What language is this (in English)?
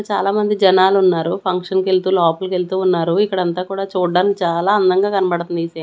Telugu